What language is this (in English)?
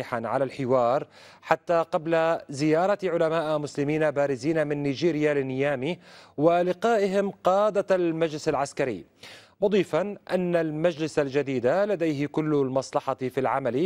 Arabic